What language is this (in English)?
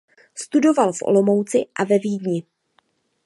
Czech